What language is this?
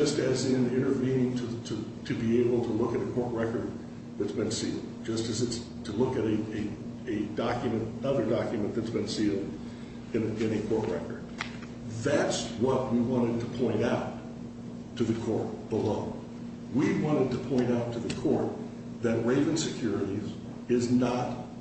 English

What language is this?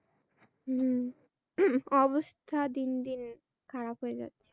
Bangla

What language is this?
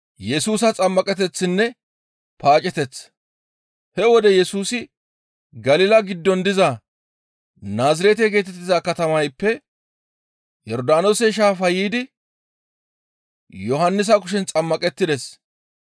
Gamo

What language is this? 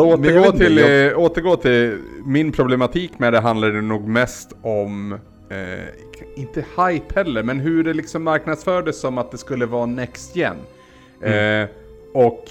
Swedish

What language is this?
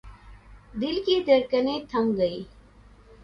Urdu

